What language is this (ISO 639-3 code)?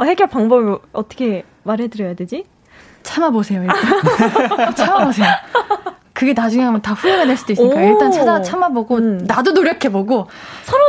kor